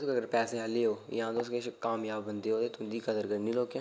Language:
Dogri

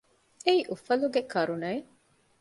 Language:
Divehi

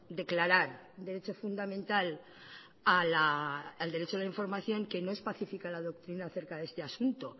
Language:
Spanish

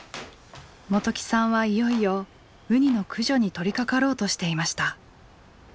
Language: Japanese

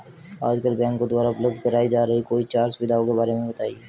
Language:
Hindi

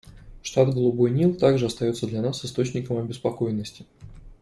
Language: Russian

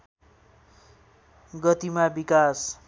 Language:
Nepali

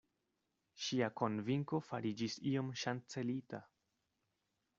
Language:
Esperanto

